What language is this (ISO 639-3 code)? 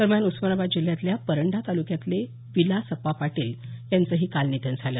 mar